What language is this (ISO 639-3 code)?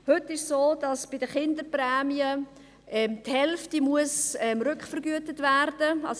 gsw